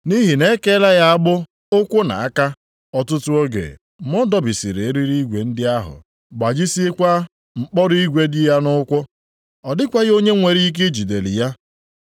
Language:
Igbo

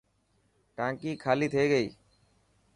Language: Dhatki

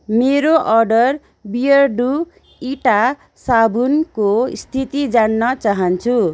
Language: Nepali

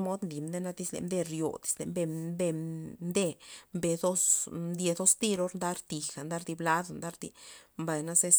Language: Loxicha Zapotec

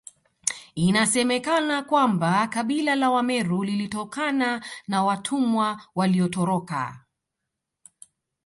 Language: Swahili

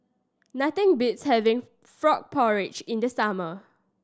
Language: English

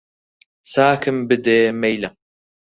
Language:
Central Kurdish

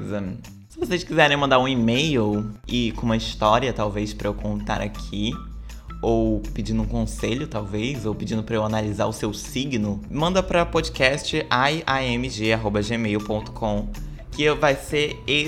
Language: Portuguese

